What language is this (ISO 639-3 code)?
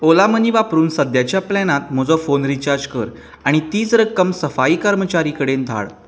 kok